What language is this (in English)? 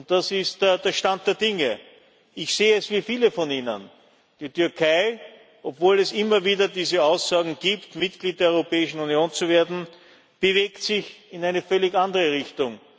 German